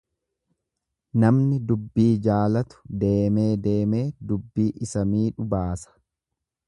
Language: Oromo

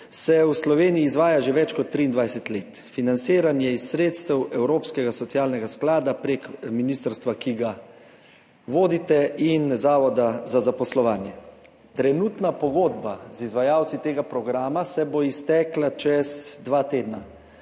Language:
Slovenian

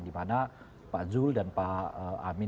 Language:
Indonesian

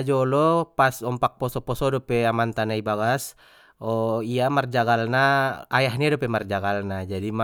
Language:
Batak Mandailing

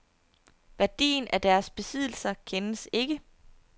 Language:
Danish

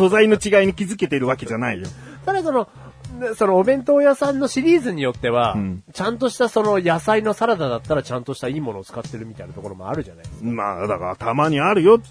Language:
Japanese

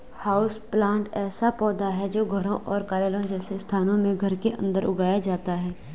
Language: Hindi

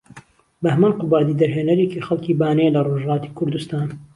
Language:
Central Kurdish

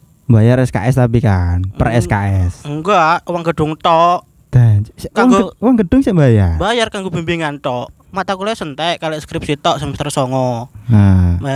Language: Indonesian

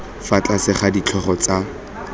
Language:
Tswana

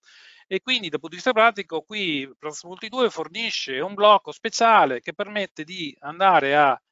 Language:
Italian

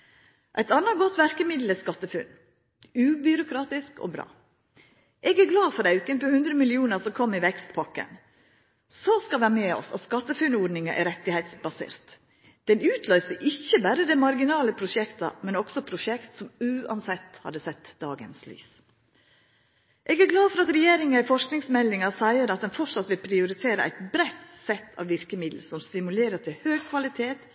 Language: Norwegian Nynorsk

